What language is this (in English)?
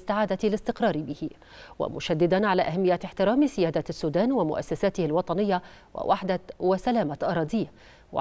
Arabic